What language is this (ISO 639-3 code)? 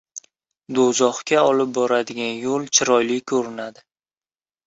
uzb